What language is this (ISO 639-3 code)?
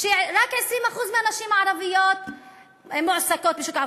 heb